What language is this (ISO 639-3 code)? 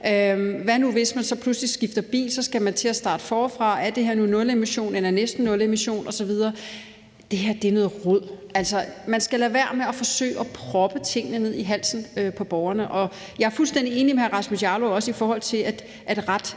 dan